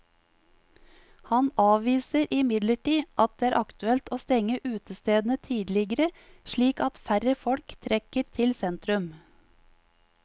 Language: Norwegian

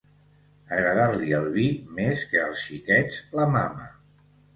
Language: Catalan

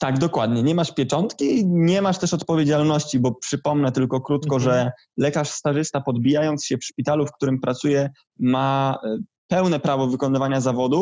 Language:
Polish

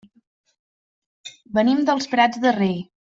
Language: Catalan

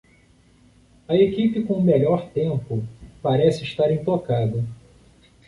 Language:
Portuguese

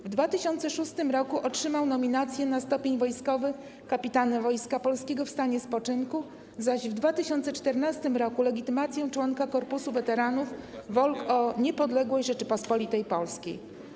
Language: Polish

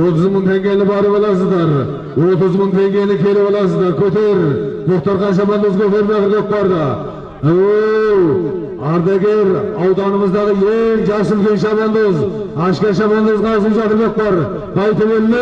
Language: Turkish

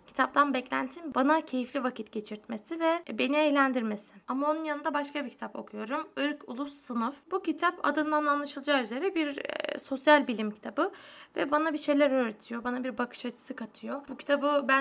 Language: Turkish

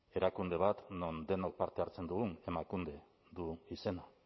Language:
Basque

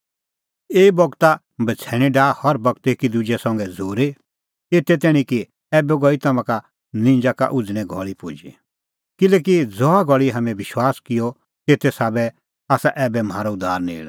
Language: Kullu Pahari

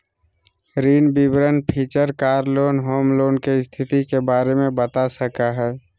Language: Magahi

